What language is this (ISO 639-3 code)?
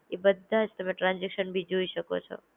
guj